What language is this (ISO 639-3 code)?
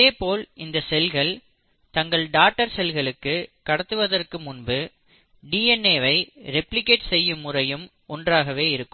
tam